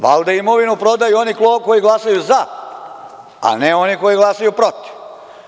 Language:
Serbian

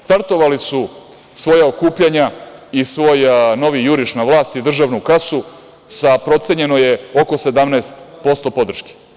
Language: Serbian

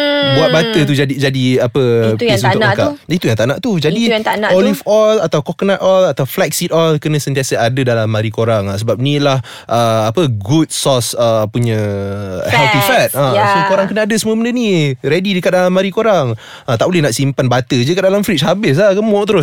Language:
Malay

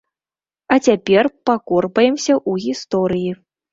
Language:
Belarusian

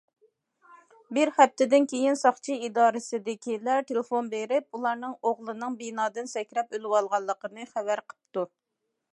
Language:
Uyghur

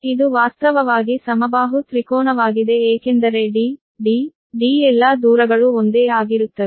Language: Kannada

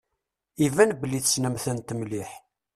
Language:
Kabyle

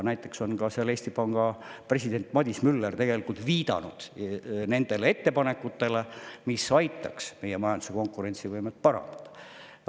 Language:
Estonian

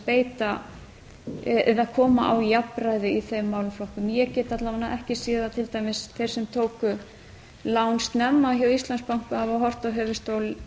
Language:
Icelandic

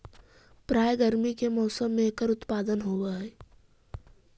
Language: Magahi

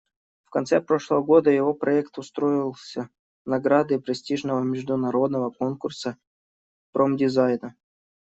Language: Russian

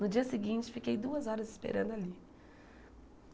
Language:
Portuguese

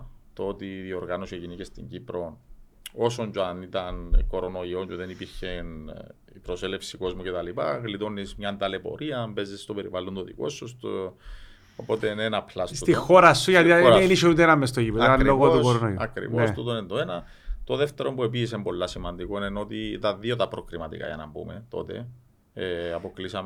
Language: Greek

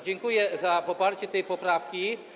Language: Polish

